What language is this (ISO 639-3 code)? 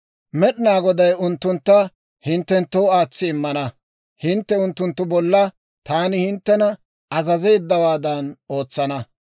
dwr